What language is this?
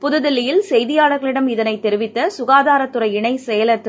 Tamil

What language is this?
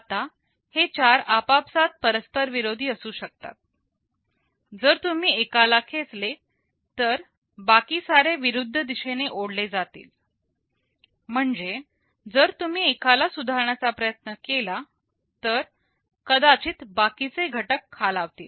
Marathi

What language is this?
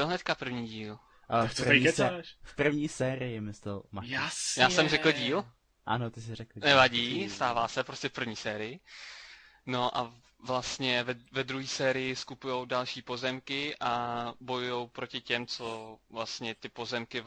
Czech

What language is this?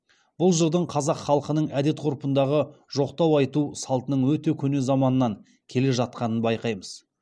Kazakh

